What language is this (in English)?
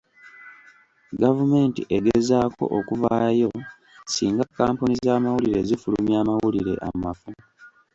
Ganda